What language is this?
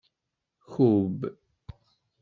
Kabyle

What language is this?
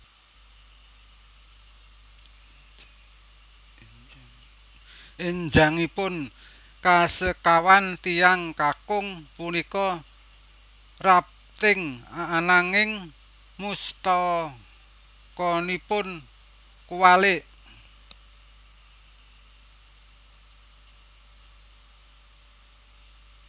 Javanese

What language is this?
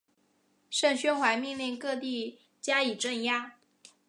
Chinese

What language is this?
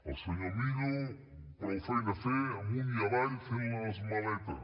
Catalan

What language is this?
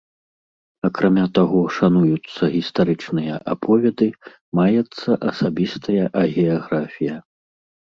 Belarusian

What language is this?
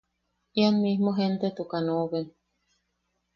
Yaqui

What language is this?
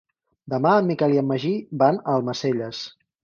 Catalan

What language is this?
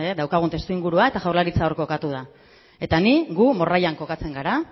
Basque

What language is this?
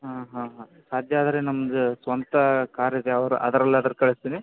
Kannada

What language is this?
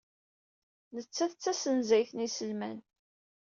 Kabyle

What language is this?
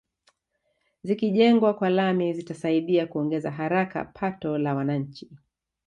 Swahili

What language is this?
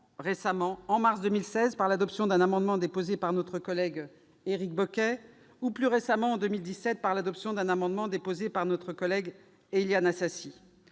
French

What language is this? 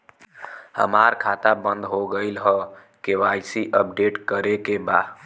Bhojpuri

